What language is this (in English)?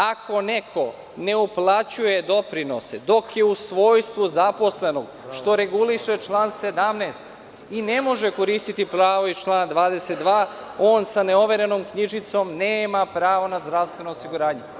Serbian